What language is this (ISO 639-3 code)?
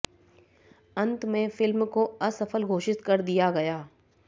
hin